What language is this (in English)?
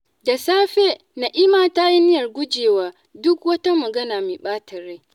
Hausa